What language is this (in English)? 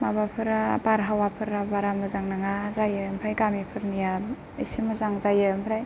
Bodo